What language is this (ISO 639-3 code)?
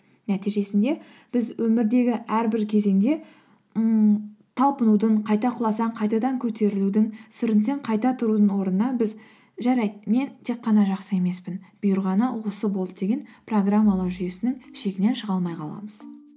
kaz